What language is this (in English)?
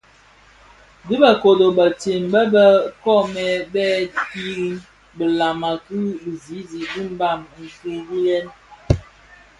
Bafia